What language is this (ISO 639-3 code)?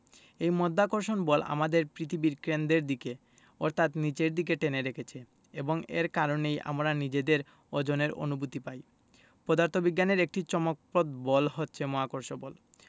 ben